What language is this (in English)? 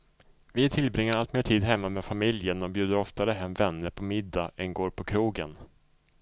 Swedish